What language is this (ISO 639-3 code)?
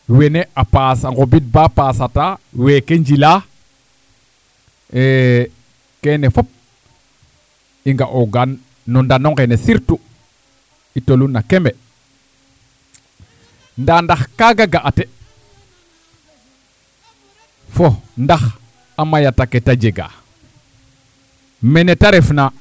srr